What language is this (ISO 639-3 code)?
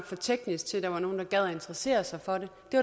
dan